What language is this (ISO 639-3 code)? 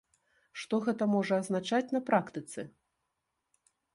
bel